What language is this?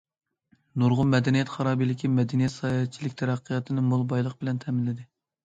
Uyghur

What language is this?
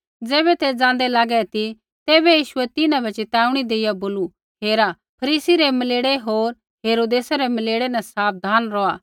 Kullu Pahari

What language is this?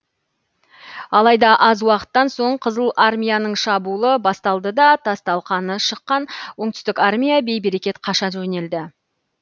Kazakh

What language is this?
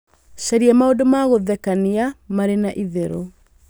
Kikuyu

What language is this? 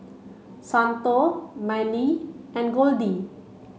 English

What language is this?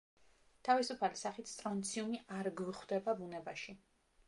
Georgian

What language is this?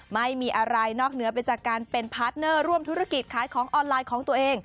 Thai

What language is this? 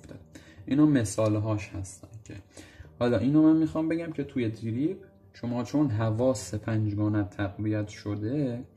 Persian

